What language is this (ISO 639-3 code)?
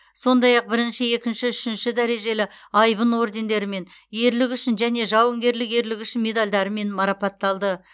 kaz